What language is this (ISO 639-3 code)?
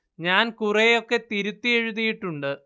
mal